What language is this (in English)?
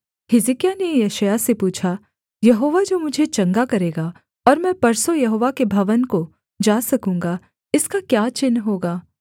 Hindi